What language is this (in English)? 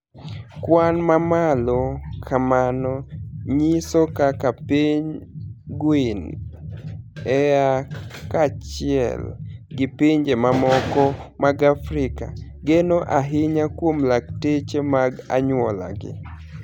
Luo (Kenya and Tanzania)